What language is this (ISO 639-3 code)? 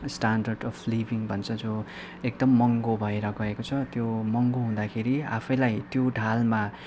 nep